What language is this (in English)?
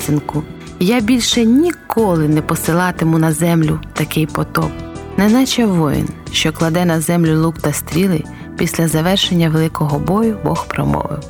Ukrainian